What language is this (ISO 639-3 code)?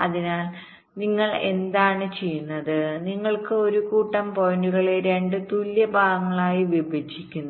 mal